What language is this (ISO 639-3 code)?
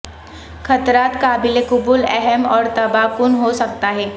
urd